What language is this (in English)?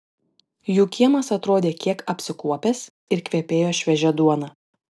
Lithuanian